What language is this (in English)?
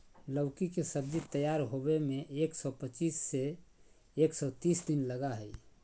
Magahi